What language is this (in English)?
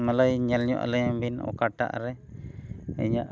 Santali